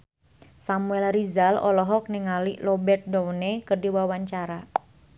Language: Sundanese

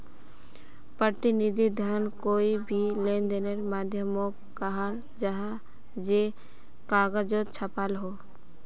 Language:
Magahi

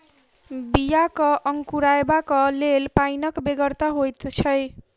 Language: Maithili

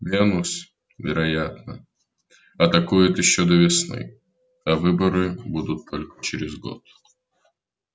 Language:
Russian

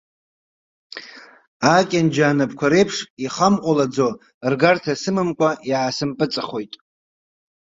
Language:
Abkhazian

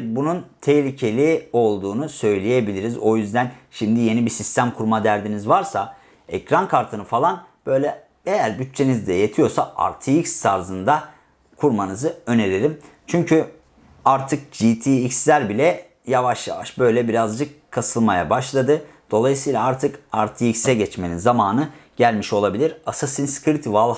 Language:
Turkish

